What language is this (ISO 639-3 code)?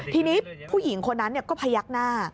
tha